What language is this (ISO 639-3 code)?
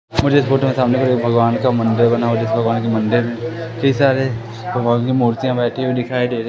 hin